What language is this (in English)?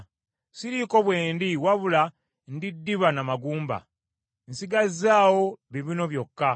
Ganda